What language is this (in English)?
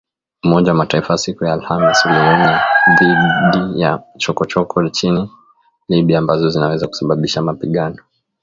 Swahili